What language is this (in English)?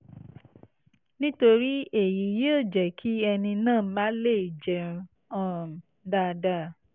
Yoruba